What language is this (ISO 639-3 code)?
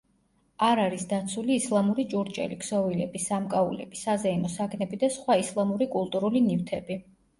kat